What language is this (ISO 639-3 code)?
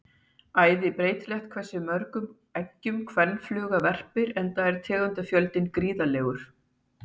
isl